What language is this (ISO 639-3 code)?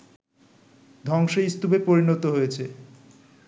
ben